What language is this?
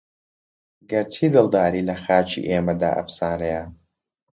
Central Kurdish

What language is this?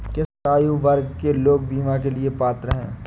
Hindi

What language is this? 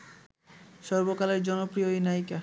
Bangla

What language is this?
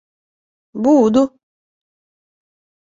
Ukrainian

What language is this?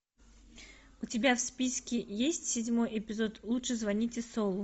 Russian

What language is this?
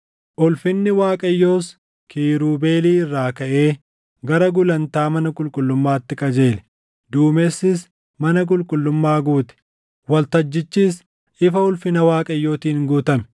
Oromo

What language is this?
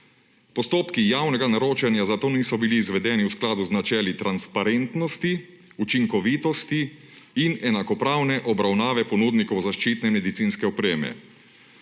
Slovenian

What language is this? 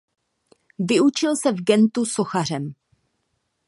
Czech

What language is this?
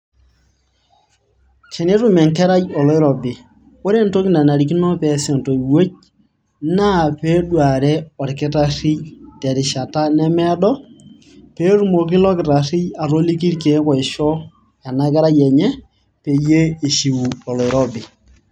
Masai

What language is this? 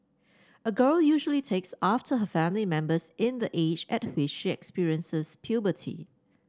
English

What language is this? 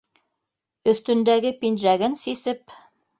Bashkir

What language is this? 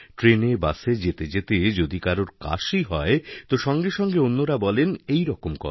Bangla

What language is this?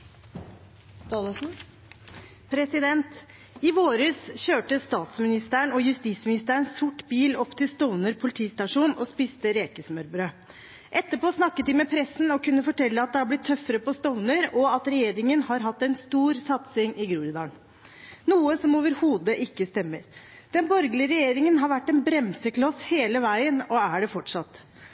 Norwegian Bokmål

